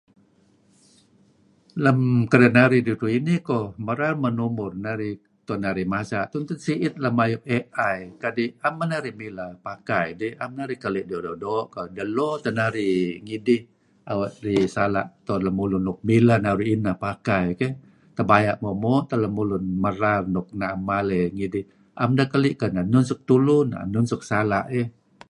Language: Kelabit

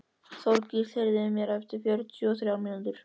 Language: Icelandic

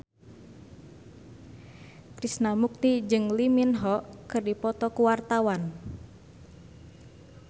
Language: Sundanese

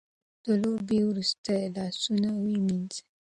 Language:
Pashto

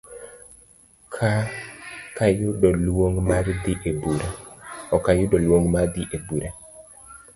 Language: Luo (Kenya and Tanzania)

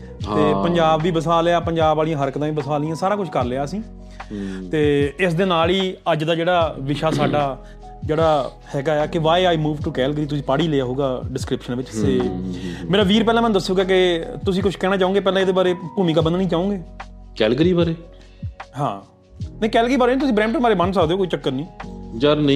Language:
Punjabi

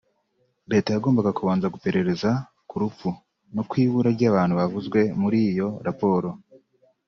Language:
Kinyarwanda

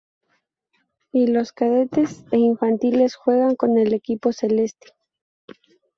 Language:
Spanish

